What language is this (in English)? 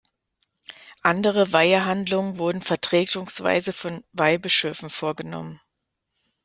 German